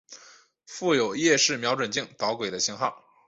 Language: Chinese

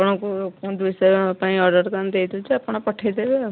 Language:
Odia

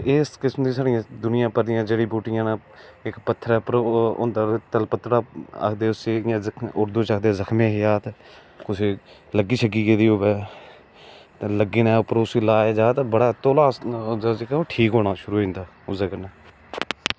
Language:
Dogri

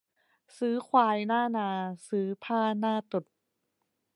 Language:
Thai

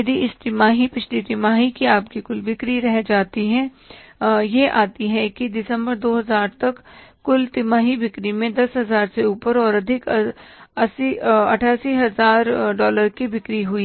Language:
Hindi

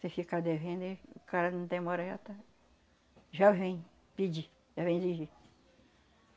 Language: Portuguese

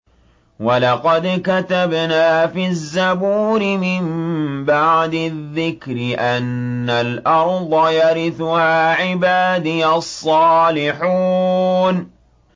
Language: Arabic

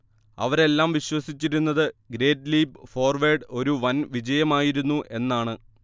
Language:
Malayalam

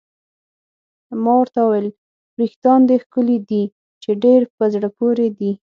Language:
Pashto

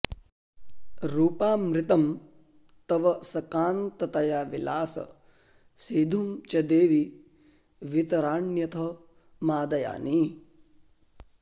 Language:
Sanskrit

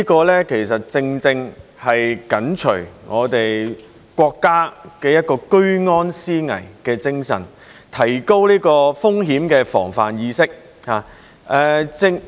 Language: Cantonese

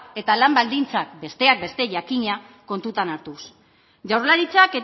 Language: Basque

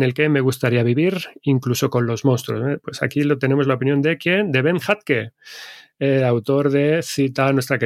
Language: Spanish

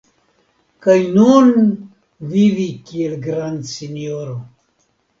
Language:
Esperanto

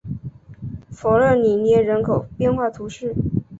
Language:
Chinese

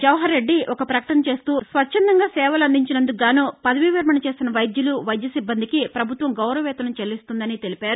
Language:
Telugu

